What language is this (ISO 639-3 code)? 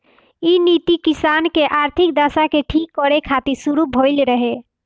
bho